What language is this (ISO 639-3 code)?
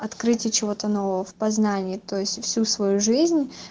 rus